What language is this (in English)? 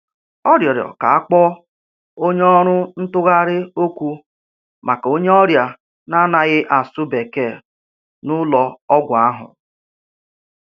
Igbo